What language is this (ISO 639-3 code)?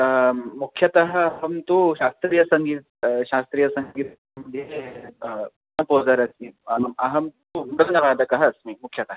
san